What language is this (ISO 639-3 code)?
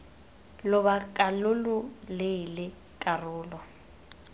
tsn